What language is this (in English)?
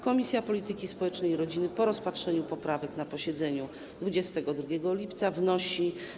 Polish